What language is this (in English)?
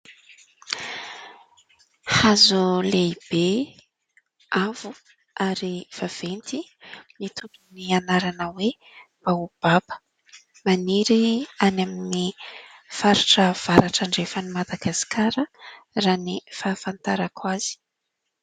Malagasy